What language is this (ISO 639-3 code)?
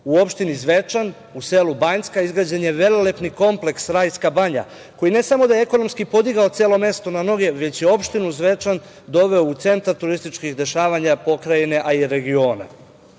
srp